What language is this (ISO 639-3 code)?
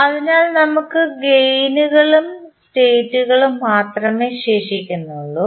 mal